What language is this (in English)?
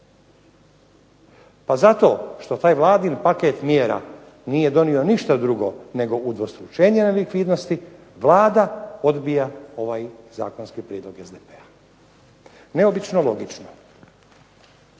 Croatian